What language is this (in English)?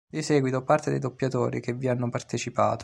Italian